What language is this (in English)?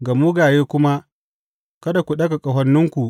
Hausa